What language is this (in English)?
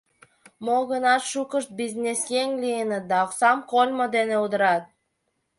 Mari